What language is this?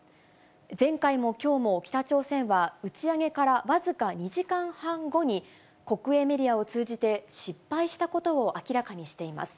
Japanese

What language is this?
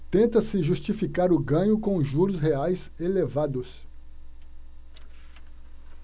Portuguese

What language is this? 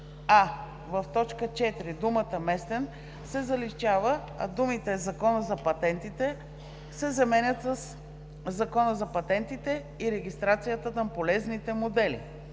Bulgarian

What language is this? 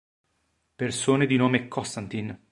Italian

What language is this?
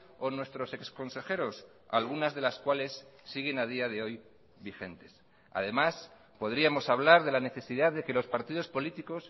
Spanish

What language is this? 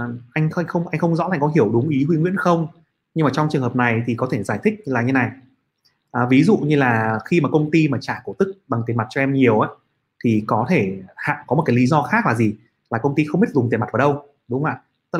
Vietnamese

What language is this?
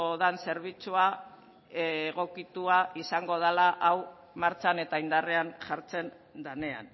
Basque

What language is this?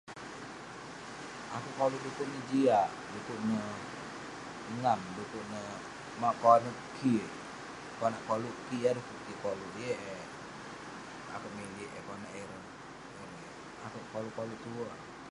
Western Penan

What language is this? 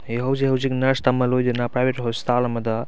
Manipuri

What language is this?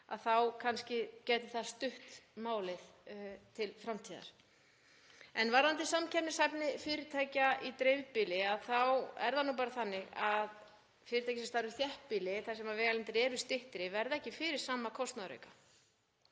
Icelandic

